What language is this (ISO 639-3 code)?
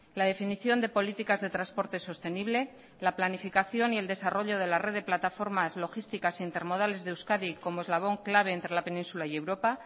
spa